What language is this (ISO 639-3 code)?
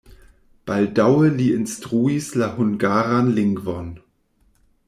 epo